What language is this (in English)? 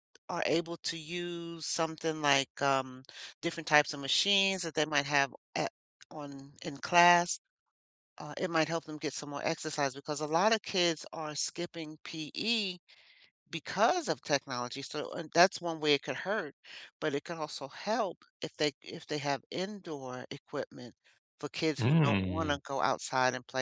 English